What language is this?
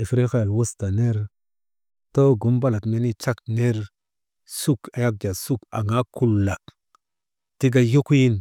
Maba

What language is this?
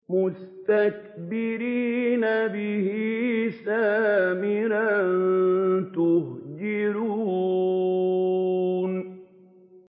Arabic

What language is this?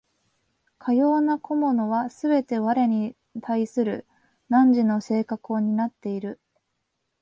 Japanese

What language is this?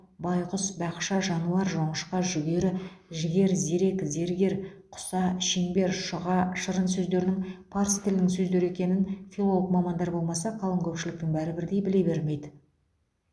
Kazakh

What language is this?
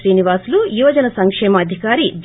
Telugu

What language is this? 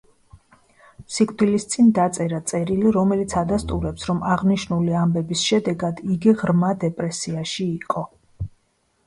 Georgian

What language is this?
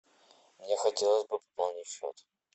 Russian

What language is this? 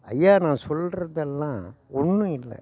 Tamil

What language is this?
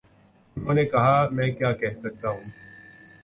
Urdu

